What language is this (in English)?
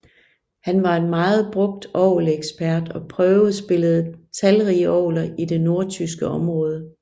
Danish